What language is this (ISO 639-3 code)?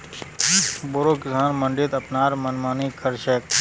mag